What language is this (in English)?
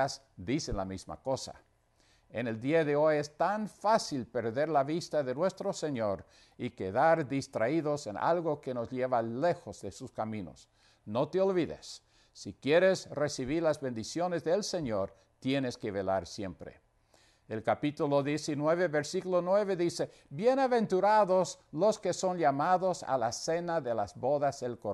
Spanish